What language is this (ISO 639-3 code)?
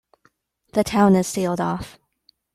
eng